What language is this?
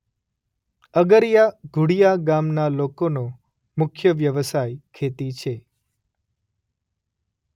Gujarati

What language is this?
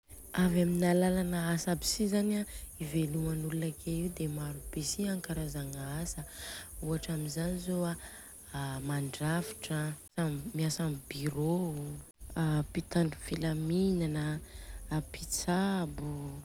Southern Betsimisaraka Malagasy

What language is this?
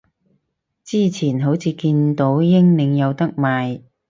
Cantonese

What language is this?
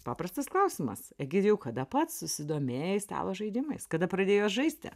Lithuanian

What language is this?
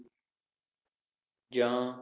Punjabi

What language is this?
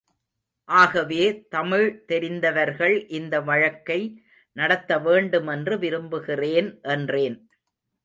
Tamil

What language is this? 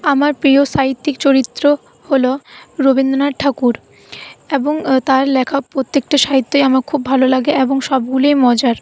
Bangla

